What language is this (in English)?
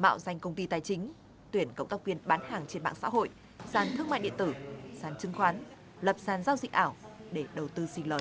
Vietnamese